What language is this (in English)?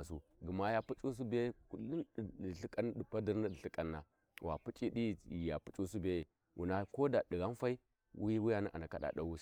Warji